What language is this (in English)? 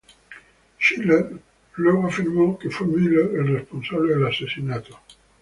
Spanish